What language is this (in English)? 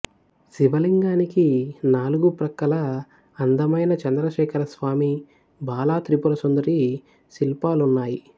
Telugu